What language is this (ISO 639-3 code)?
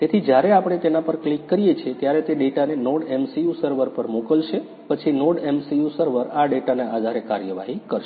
guj